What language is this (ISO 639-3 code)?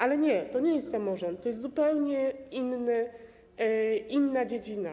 pol